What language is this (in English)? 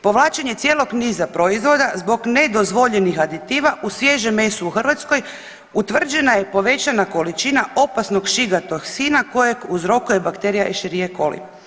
Croatian